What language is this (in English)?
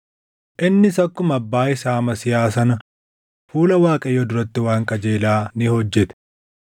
Oromo